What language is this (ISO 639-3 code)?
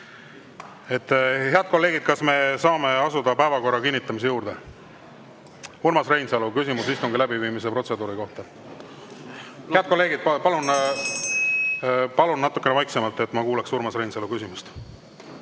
est